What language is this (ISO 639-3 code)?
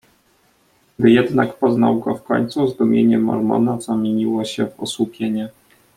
pol